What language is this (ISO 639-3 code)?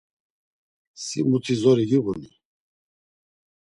lzz